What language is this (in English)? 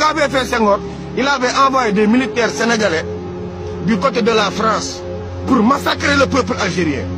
French